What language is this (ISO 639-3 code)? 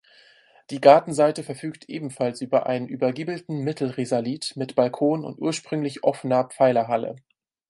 deu